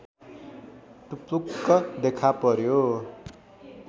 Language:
Nepali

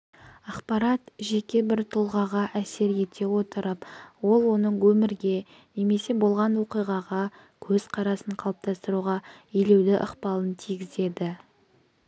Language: Kazakh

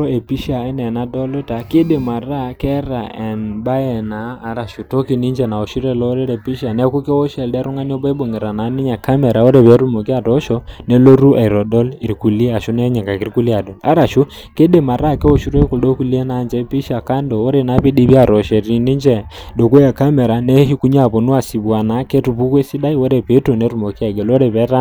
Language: Masai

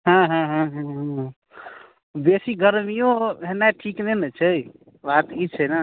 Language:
Maithili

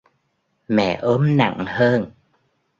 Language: Vietnamese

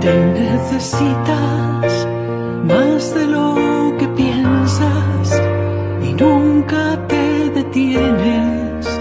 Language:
Spanish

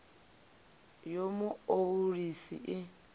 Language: Venda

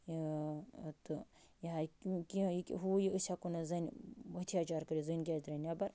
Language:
Kashmiri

